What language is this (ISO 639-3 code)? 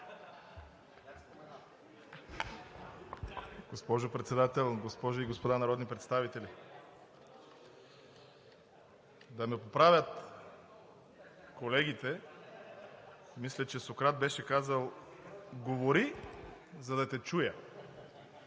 bul